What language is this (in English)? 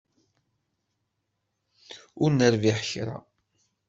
Kabyle